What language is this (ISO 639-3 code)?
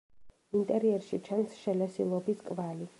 kat